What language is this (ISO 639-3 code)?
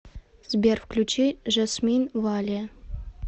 rus